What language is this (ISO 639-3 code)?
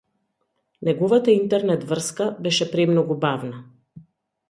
mkd